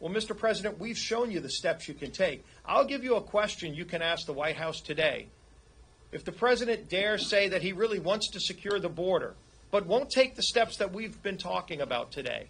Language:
English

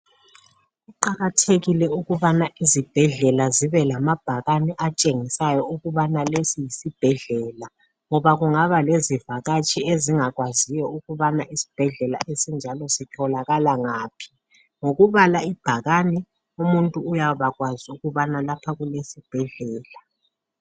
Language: North Ndebele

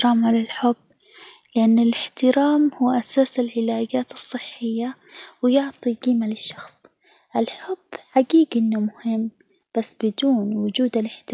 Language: Hijazi Arabic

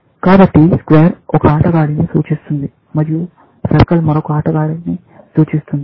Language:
Telugu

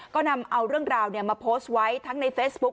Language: Thai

